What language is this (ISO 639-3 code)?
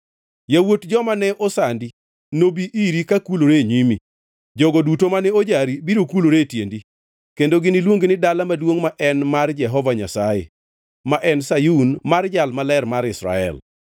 luo